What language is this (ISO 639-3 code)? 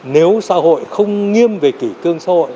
vie